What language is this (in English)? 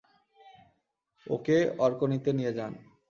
Bangla